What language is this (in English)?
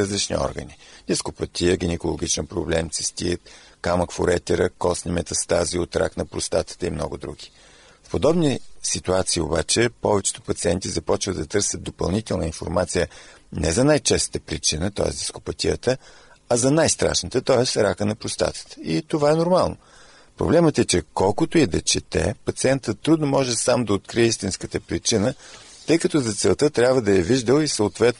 Bulgarian